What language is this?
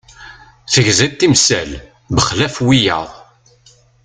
Kabyle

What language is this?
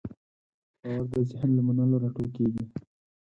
Pashto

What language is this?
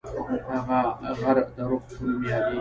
Pashto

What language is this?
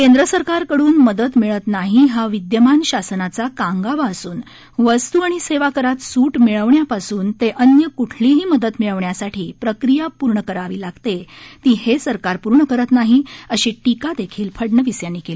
Marathi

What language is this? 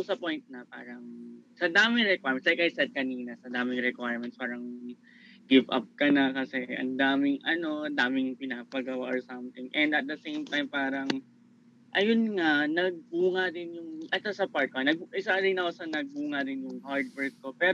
Filipino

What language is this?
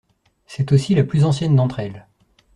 French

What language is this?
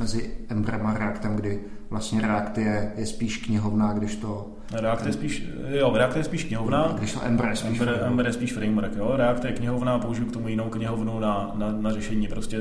Czech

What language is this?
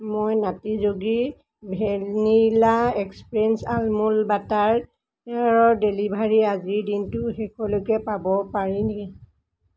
Assamese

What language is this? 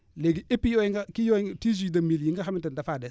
Wolof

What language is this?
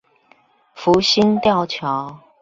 Chinese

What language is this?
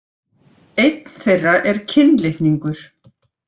Icelandic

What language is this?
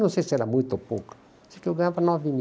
Portuguese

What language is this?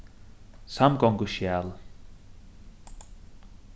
Faroese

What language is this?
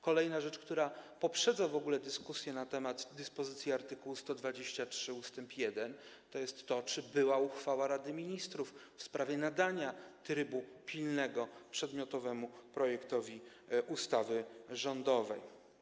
Polish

